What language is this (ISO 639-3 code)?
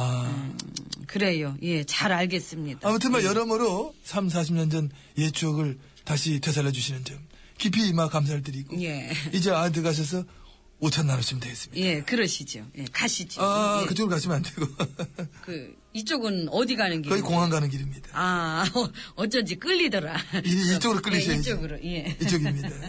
kor